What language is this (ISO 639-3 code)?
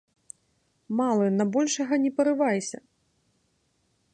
bel